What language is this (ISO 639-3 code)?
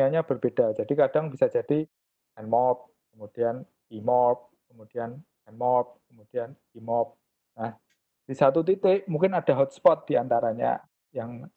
ind